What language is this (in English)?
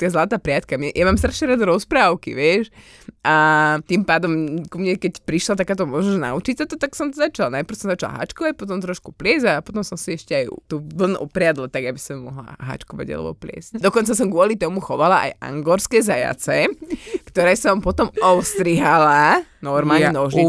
Slovak